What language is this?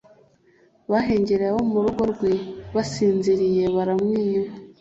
Kinyarwanda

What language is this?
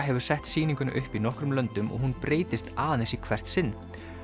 Icelandic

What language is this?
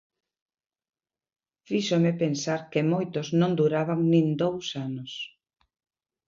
Galician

